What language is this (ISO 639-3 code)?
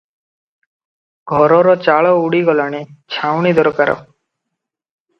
ori